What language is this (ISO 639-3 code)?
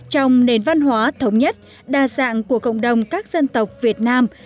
vie